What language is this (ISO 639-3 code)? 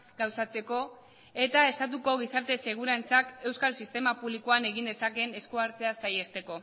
eus